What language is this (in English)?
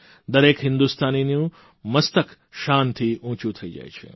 Gujarati